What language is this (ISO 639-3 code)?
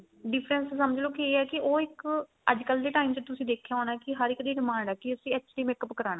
pan